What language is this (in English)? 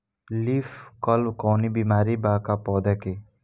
Bhojpuri